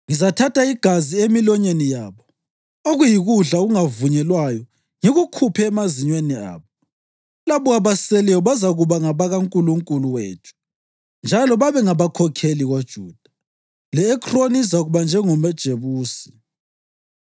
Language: North Ndebele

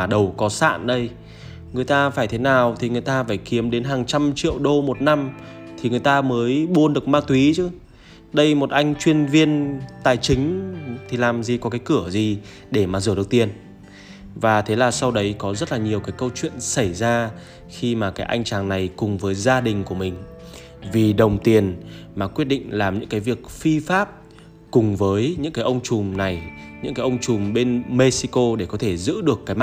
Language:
Vietnamese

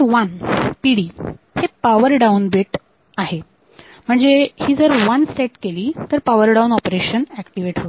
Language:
Marathi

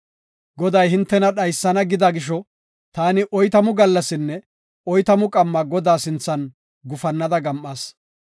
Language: Gofa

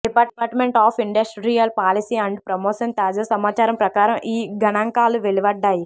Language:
Telugu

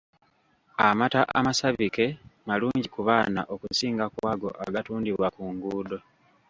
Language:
Ganda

